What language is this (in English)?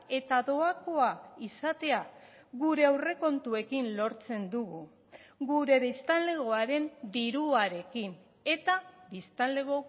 Basque